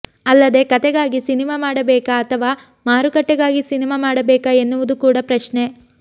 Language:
Kannada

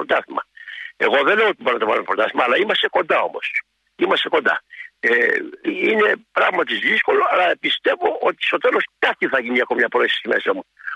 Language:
Greek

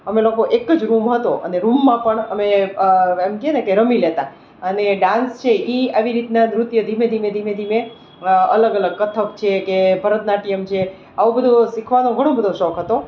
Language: Gujarati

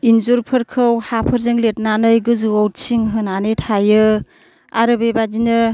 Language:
Bodo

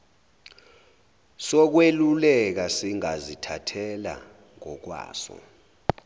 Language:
Zulu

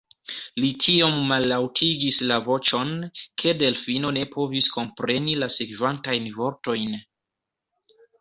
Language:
Esperanto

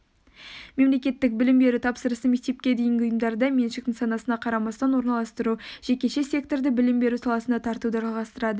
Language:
Kazakh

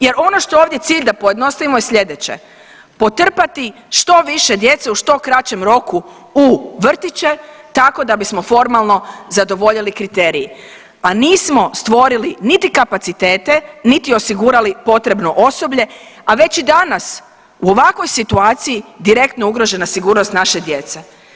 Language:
Croatian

